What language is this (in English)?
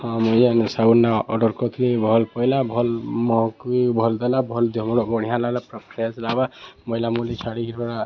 Odia